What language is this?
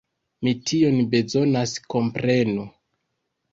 Esperanto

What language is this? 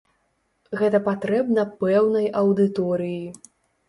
Belarusian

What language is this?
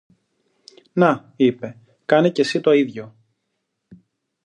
Greek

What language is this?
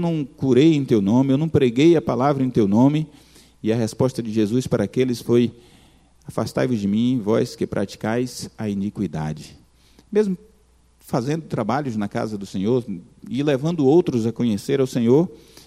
Portuguese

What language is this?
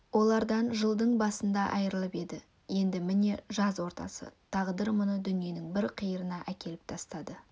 Kazakh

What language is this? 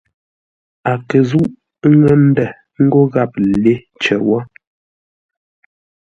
Ngombale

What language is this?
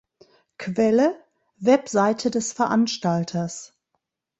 German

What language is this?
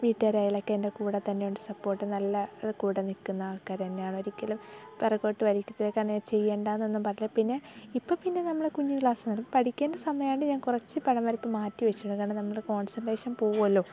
Malayalam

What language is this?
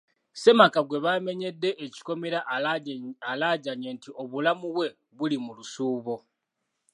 Ganda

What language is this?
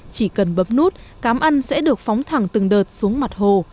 Vietnamese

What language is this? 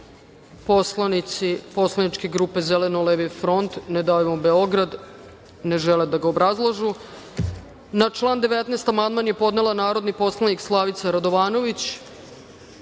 Serbian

